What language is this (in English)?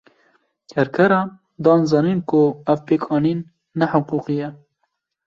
Kurdish